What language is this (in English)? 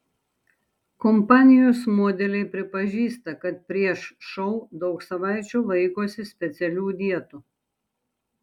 Lithuanian